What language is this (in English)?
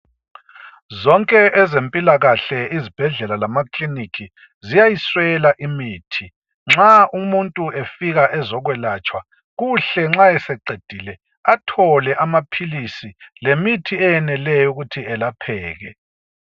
North Ndebele